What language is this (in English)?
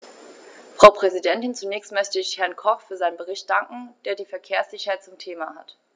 German